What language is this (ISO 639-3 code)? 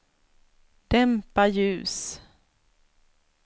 swe